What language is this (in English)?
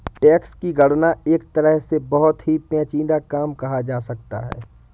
Hindi